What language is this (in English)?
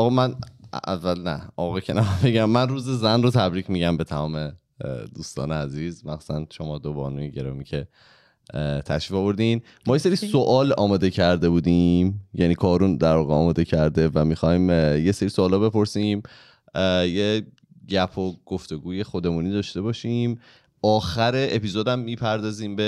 Persian